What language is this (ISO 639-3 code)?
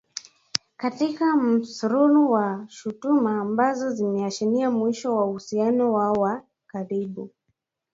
swa